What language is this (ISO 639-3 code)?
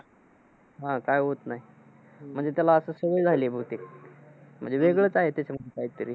mar